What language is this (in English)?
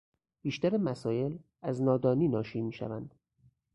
Persian